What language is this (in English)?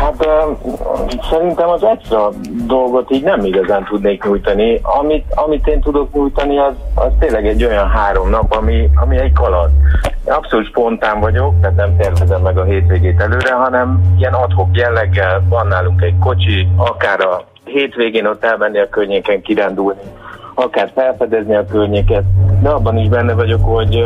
Hungarian